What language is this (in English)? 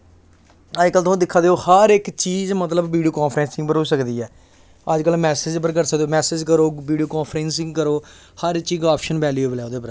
Dogri